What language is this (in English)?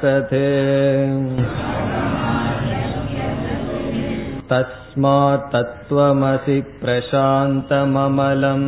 Tamil